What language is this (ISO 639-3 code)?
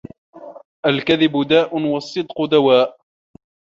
ara